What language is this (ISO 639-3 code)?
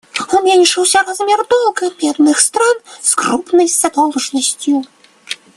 rus